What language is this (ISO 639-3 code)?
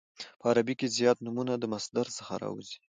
pus